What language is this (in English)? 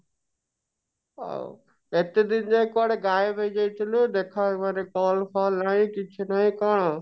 Odia